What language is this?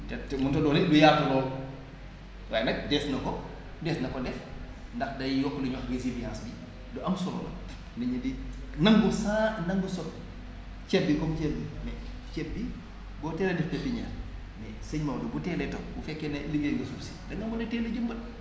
Wolof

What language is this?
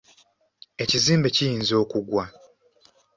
Ganda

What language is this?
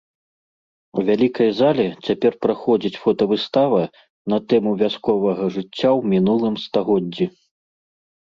Belarusian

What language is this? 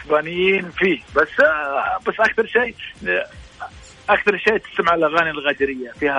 Arabic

